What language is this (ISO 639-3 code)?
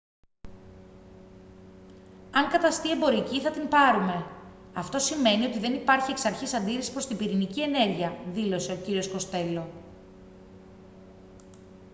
ell